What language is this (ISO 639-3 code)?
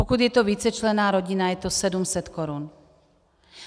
ces